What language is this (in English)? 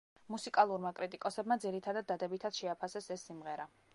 Georgian